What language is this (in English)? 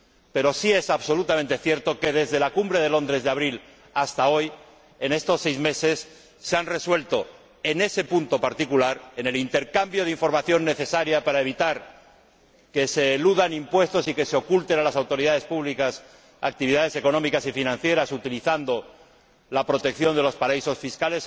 Spanish